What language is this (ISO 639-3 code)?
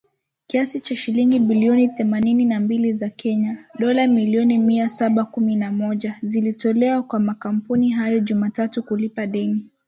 swa